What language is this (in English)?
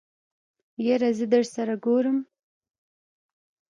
Pashto